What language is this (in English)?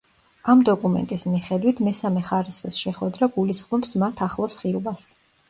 Georgian